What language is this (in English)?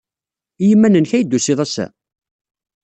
Kabyle